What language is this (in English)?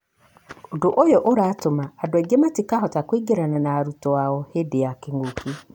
Kikuyu